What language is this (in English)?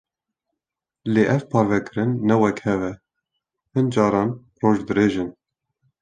Kurdish